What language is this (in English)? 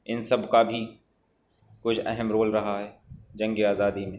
Urdu